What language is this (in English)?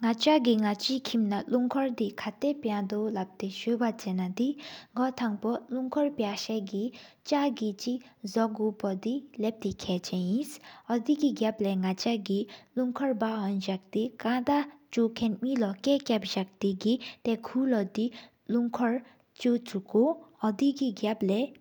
Sikkimese